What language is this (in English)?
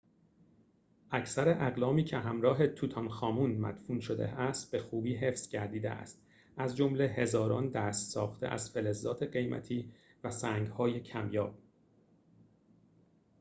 Persian